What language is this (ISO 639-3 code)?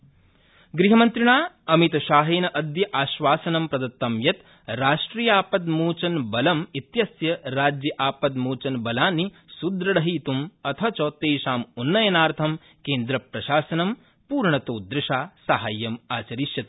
san